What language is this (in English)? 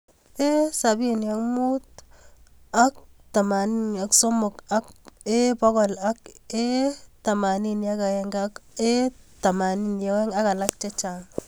Kalenjin